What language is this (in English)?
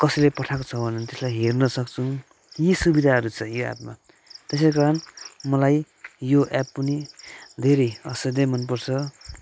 Nepali